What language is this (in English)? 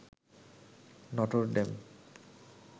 Bangla